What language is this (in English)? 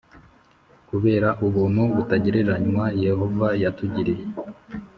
Kinyarwanda